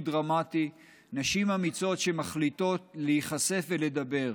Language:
Hebrew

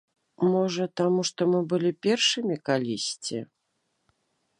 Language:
Belarusian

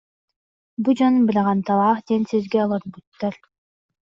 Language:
Yakut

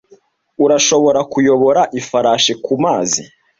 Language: Kinyarwanda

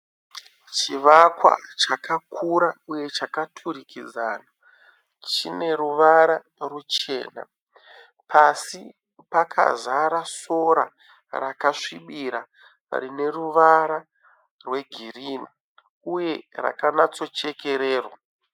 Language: Shona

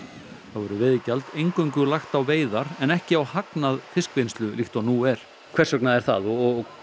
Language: Icelandic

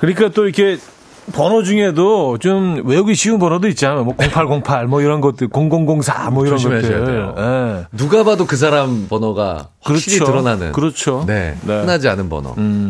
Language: Korean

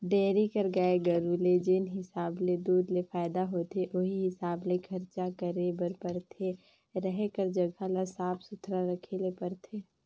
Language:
Chhattisgarhi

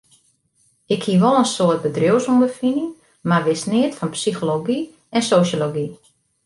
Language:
Western Frisian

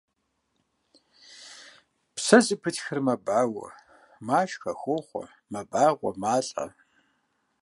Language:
Kabardian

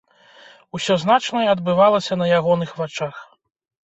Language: Belarusian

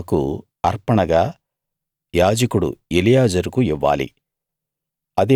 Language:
Telugu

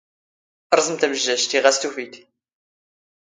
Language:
Standard Moroccan Tamazight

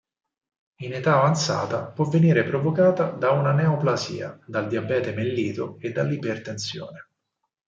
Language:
Italian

